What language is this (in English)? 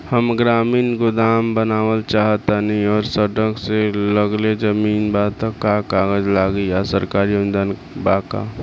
Bhojpuri